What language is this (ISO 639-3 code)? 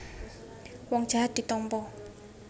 jav